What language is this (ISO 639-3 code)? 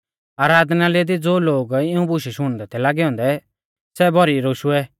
bfz